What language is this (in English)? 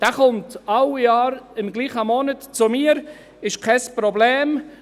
Swiss German